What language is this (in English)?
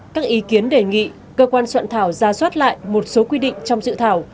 Vietnamese